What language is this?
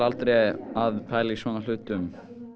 Icelandic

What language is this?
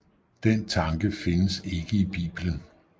Danish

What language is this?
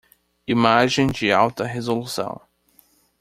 Portuguese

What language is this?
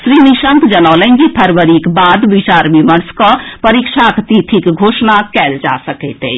Maithili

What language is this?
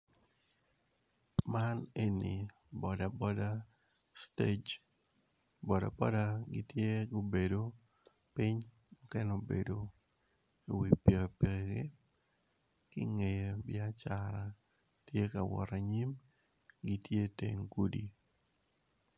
Acoli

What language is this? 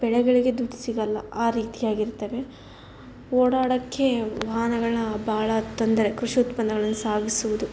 Kannada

